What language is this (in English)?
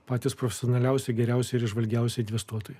Lithuanian